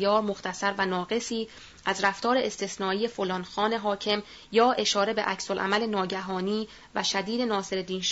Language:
Persian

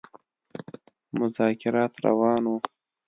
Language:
Pashto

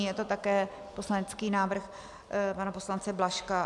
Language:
Czech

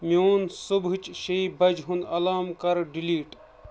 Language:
Kashmiri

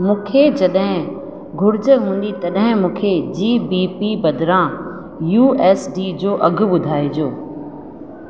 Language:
Sindhi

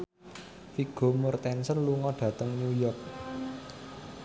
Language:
Javanese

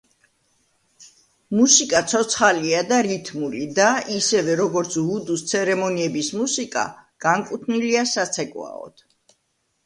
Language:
Georgian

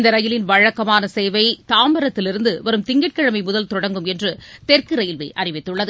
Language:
Tamil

